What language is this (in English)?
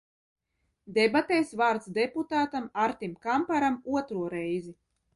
Latvian